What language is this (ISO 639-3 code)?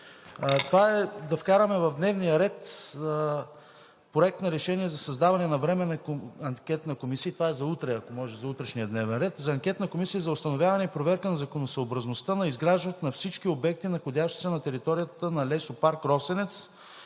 bul